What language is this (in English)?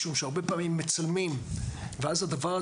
Hebrew